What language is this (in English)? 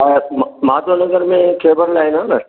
Sindhi